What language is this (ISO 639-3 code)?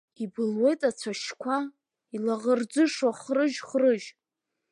abk